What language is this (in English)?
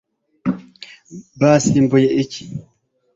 Kinyarwanda